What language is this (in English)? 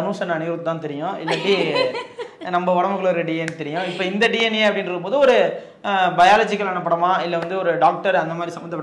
Tamil